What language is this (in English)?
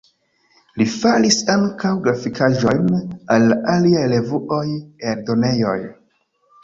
Esperanto